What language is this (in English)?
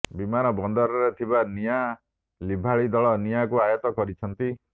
Odia